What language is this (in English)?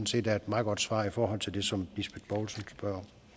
Danish